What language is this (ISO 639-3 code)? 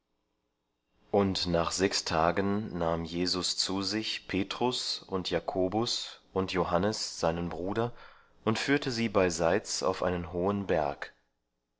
deu